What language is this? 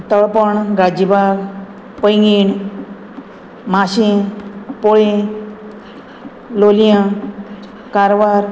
Konkani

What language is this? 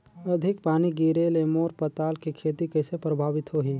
Chhattisgarhi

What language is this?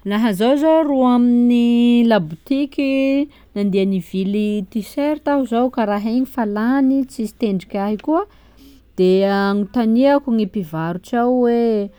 Sakalava Malagasy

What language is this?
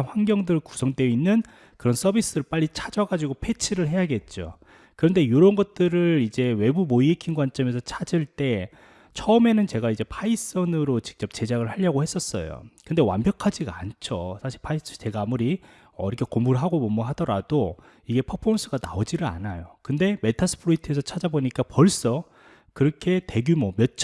Korean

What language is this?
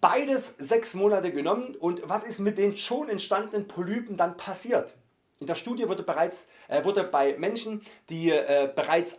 German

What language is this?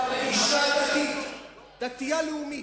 Hebrew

